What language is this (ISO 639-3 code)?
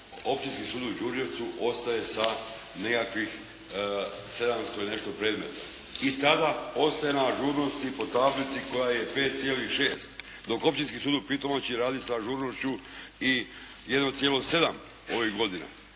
hrv